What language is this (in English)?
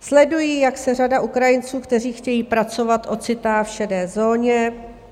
Czech